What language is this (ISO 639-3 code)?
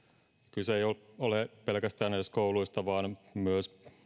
fin